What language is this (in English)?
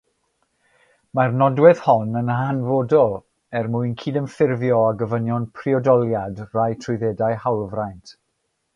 Welsh